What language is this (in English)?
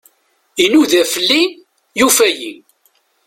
Kabyle